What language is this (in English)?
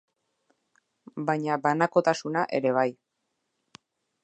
Basque